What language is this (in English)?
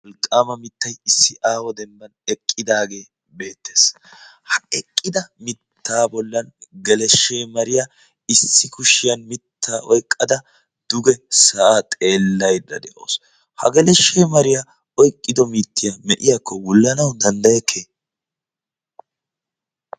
Wolaytta